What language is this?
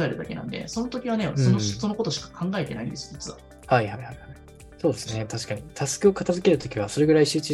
Japanese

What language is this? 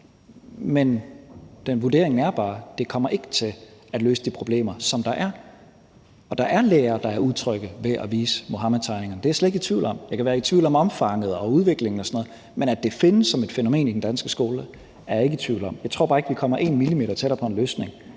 Danish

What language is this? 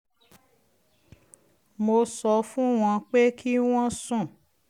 Yoruba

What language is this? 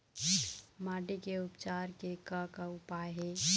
Chhattisgarhi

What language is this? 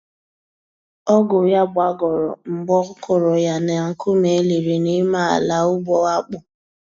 Igbo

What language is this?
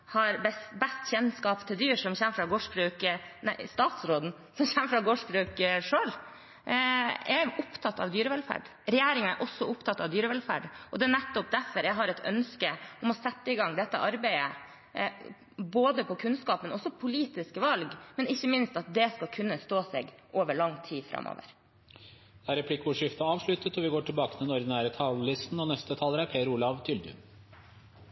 Norwegian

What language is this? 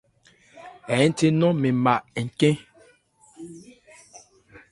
Ebrié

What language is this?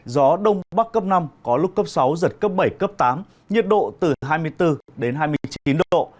Vietnamese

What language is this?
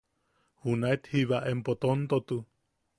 Yaqui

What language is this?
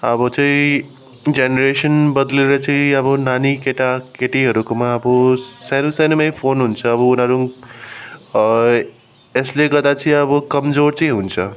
Nepali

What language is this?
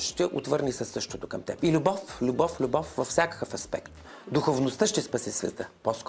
Bulgarian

